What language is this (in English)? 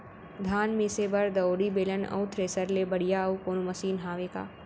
Chhattisgarhi